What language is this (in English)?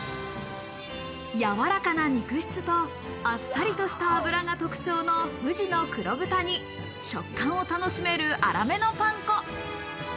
Japanese